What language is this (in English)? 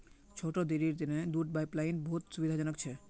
Magahi